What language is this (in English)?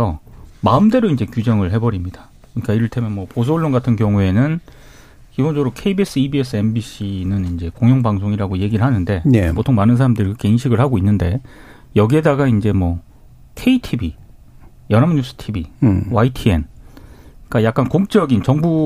Korean